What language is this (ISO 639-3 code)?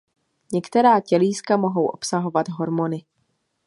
ces